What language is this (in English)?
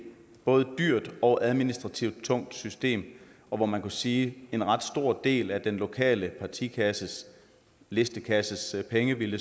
Danish